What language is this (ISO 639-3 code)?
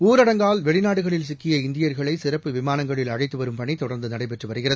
tam